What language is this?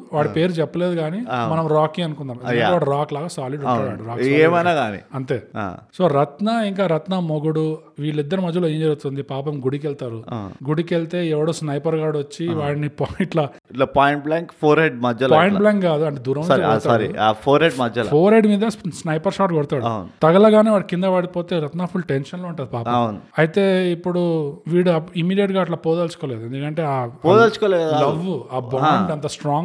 Telugu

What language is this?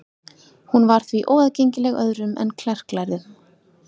Icelandic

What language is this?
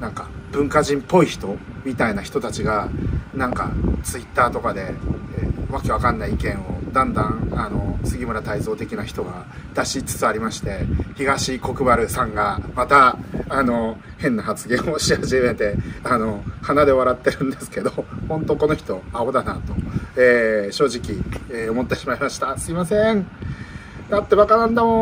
Japanese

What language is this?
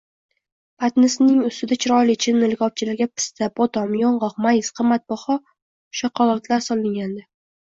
Uzbek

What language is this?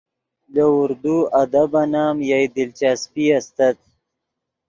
Yidgha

